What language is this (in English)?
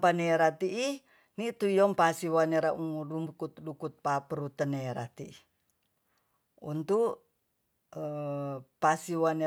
Tonsea